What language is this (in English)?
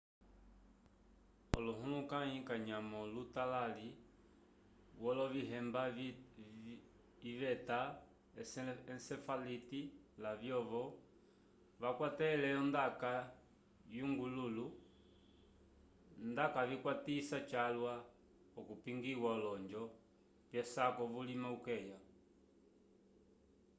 Umbundu